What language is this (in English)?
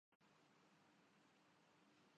Urdu